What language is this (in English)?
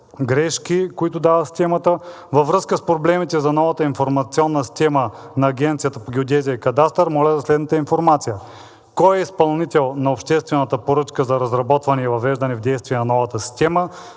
Bulgarian